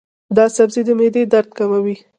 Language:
Pashto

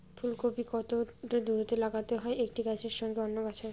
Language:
Bangla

